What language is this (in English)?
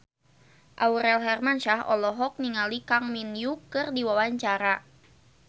Sundanese